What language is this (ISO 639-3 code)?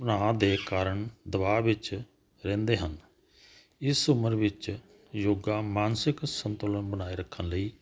pan